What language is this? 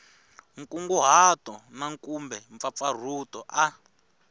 Tsonga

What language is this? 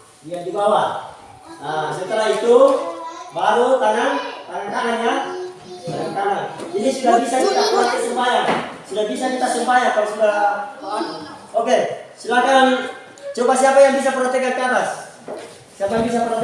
Indonesian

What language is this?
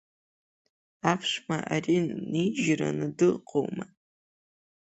Abkhazian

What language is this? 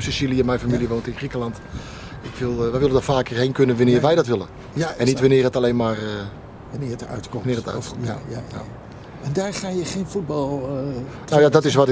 Dutch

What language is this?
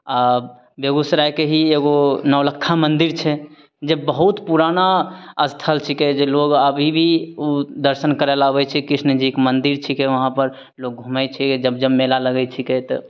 Maithili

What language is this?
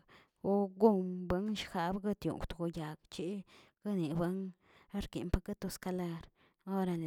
Tilquiapan Zapotec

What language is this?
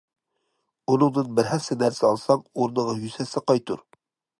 Uyghur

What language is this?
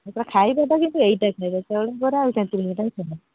Odia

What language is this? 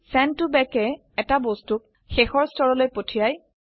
Assamese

